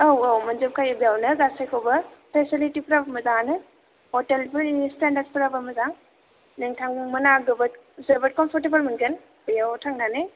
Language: Bodo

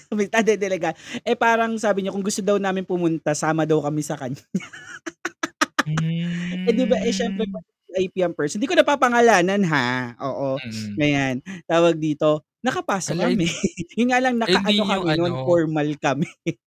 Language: Filipino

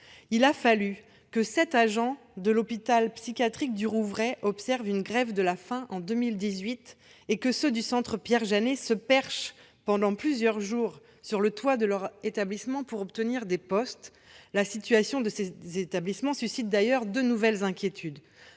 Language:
French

